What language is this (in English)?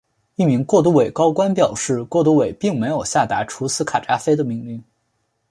Chinese